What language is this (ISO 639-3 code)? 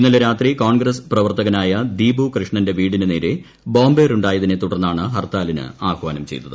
mal